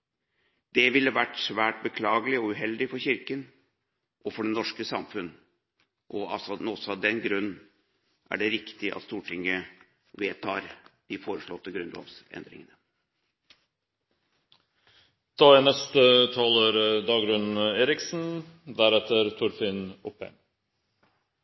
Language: Norwegian Bokmål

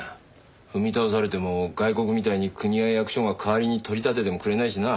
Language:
Japanese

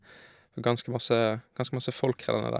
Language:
Norwegian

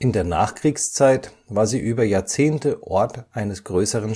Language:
German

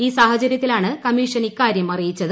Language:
Malayalam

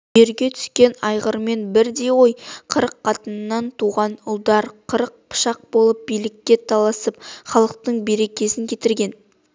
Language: Kazakh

